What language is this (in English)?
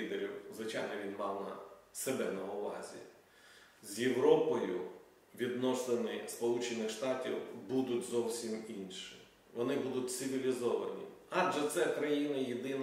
Ukrainian